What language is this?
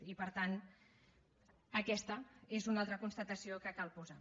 Catalan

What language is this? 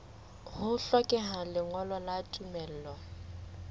Southern Sotho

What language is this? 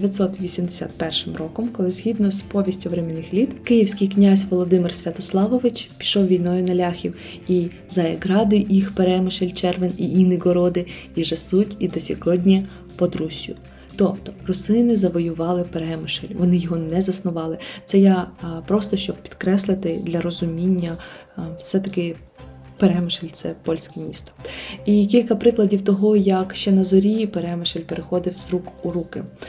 Ukrainian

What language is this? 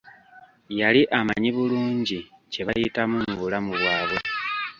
Ganda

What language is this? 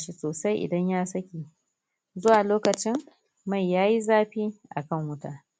Hausa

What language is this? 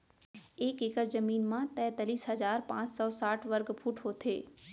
Chhattisgarhi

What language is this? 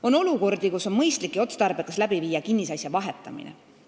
Estonian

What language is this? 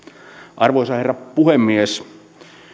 Finnish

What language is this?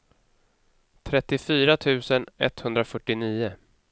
Swedish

